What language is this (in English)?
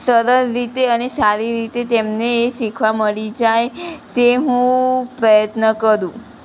Gujarati